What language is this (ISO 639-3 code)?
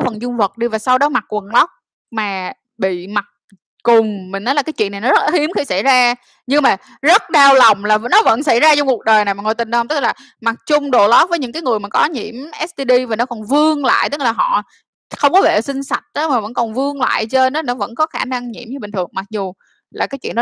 vie